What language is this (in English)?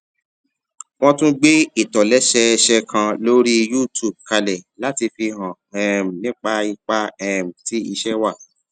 Yoruba